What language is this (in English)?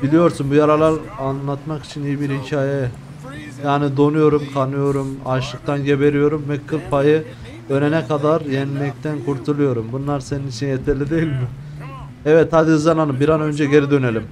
Turkish